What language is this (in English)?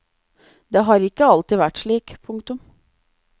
Norwegian